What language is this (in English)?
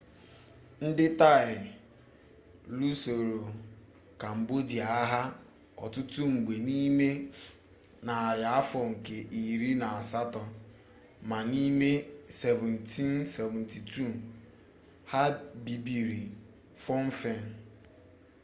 Igbo